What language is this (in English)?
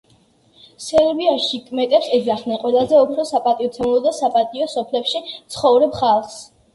Georgian